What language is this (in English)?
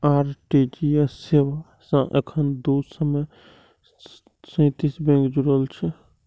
Maithili